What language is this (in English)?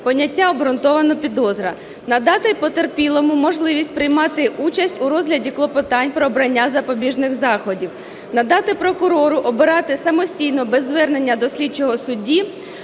Ukrainian